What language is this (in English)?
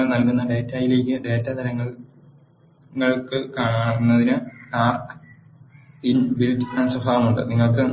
Malayalam